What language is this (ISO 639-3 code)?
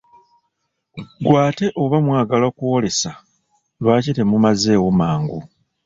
lug